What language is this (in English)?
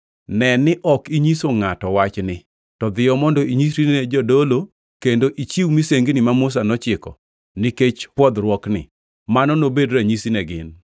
Luo (Kenya and Tanzania)